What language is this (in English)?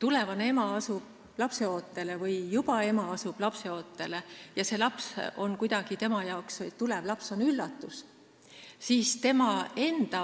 Estonian